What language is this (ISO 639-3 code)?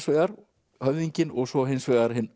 isl